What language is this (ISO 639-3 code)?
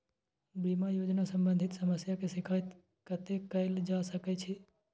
mai